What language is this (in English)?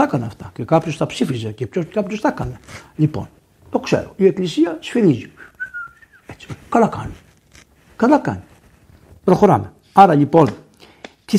Greek